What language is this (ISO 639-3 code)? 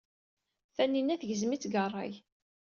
kab